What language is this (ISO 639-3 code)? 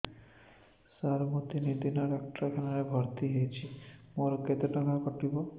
ori